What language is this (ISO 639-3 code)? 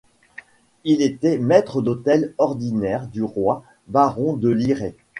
fra